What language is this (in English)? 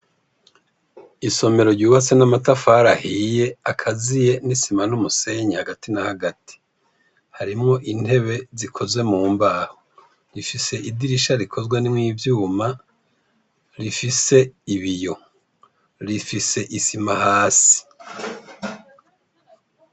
Rundi